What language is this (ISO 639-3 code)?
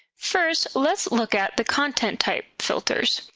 eng